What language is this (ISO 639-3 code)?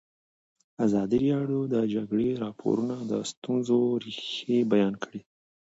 pus